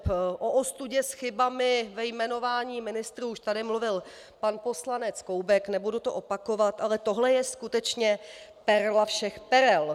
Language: Czech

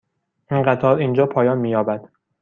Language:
Persian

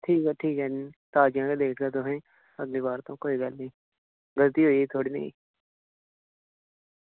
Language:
Dogri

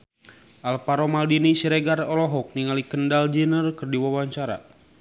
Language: Sundanese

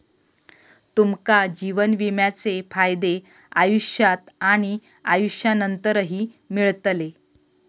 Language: Marathi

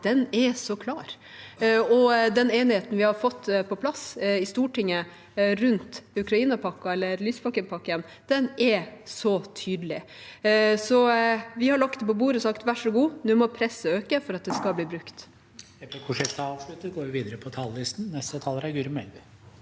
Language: Norwegian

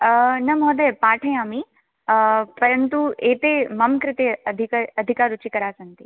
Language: Sanskrit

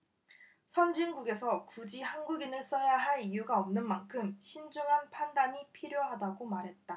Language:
Korean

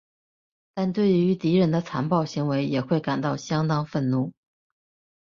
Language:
Chinese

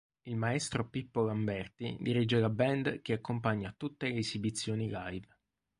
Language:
Italian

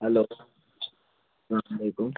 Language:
Kashmiri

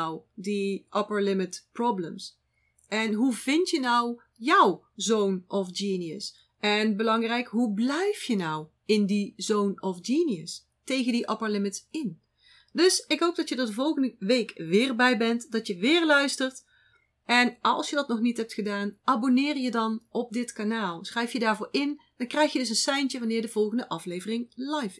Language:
Dutch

